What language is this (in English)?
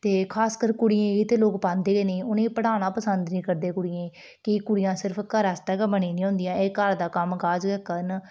Dogri